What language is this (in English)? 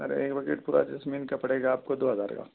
Urdu